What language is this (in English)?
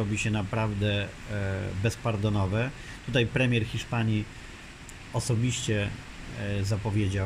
Polish